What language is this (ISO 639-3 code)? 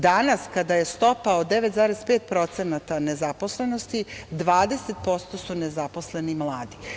srp